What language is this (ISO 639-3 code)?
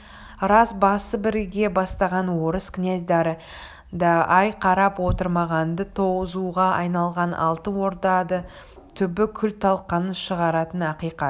kaz